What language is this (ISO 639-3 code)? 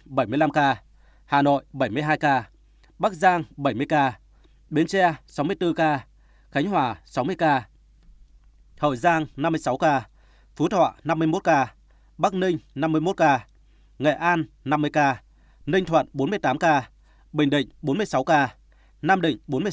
vie